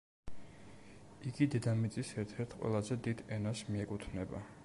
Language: Georgian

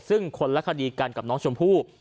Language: Thai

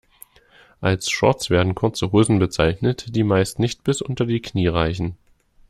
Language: German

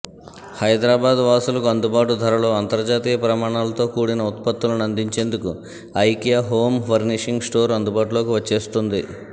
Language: Telugu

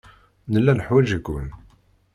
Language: Kabyle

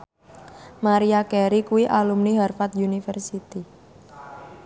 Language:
Javanese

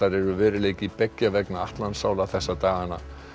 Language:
Icelandic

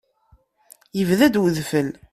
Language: Kabyle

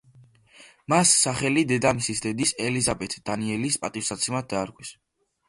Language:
Georgian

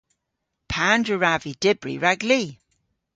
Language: Cornish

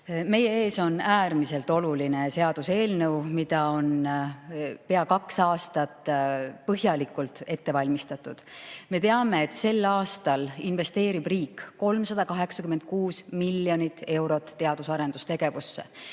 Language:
Estonian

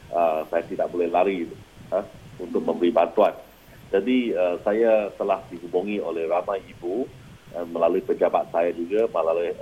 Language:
Malay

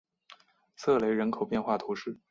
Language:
Chinese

